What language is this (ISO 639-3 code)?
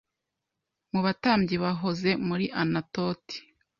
kin